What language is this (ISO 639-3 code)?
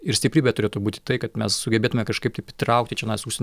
lit